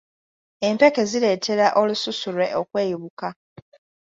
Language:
Ganda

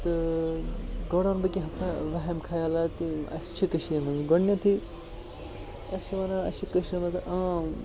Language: Kashmiri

